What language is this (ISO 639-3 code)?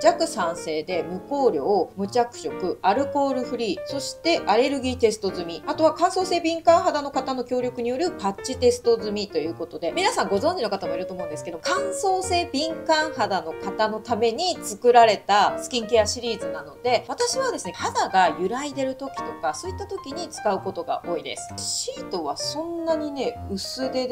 jpn